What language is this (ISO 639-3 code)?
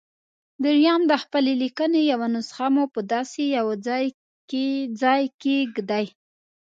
pus